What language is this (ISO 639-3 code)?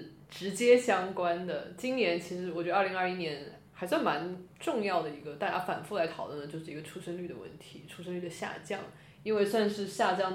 zho